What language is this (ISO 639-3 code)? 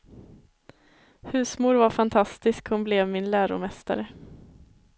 swe